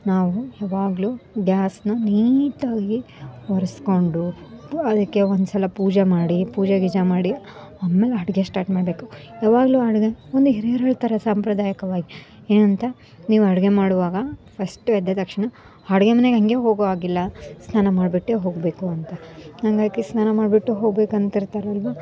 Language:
Kannada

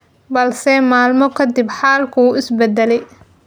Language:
Somali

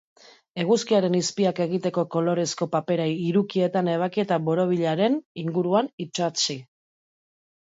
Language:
Basque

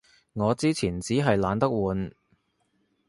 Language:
Cantonese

